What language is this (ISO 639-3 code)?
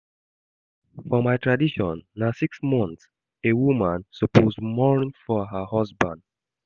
pcm